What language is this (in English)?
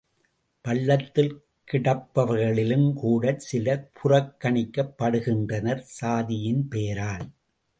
Tamil